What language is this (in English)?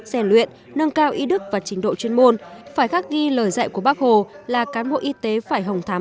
Vietnamese